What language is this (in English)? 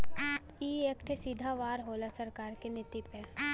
Bhojpuri